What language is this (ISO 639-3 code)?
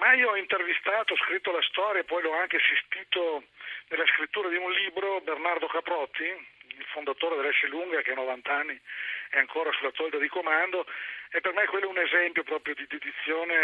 ita